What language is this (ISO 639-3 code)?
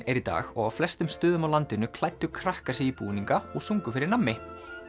isl